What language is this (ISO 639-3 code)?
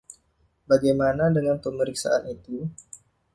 ind